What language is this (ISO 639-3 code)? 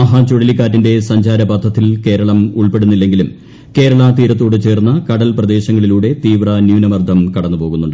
mal